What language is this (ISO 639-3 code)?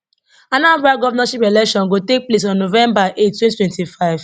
pcm